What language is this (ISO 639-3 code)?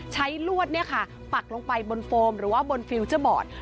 tha